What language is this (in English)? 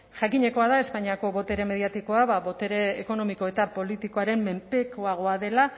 Basque